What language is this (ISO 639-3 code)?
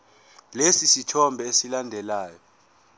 zul